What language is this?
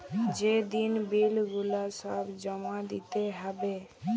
Bangla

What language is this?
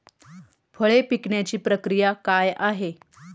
Marathi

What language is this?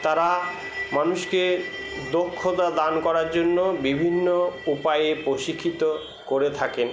Bangla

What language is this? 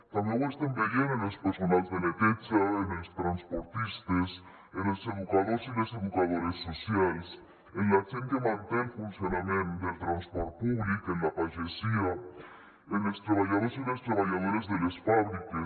Catalan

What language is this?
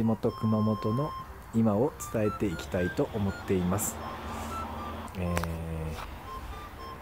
Japanese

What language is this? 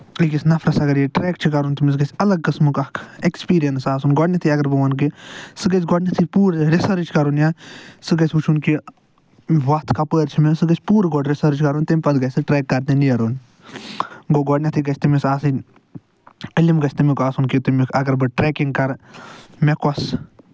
Kashmiri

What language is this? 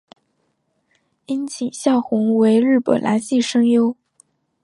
Chinese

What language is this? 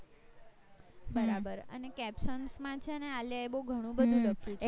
Gujarati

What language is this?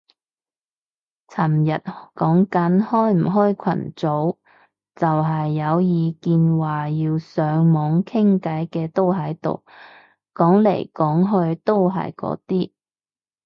Cantonese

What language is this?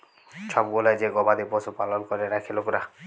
Bangla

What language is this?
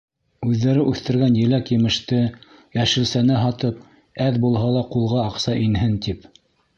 Bashkir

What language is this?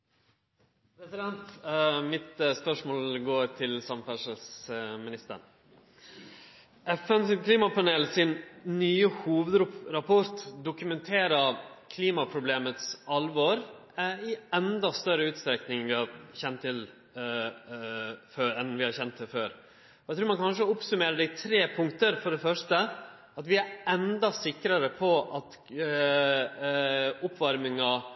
Norwegian Nynorsk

